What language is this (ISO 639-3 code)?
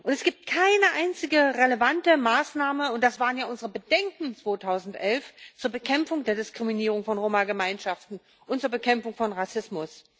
deu